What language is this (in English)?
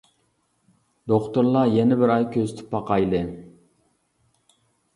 Uyghur